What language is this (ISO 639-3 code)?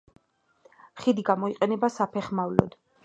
kat